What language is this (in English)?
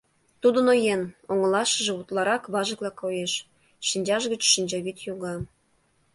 Mari